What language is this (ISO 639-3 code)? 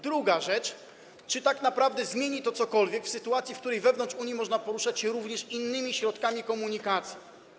pol